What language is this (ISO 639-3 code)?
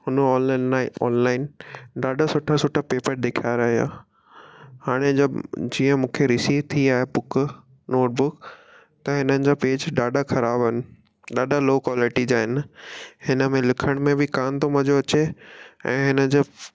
snd